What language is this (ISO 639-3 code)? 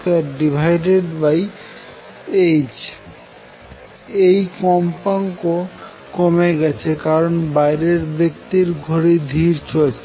ben